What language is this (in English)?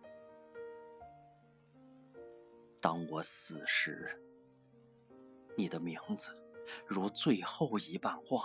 Chinese